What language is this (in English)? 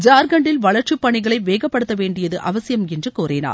Tamil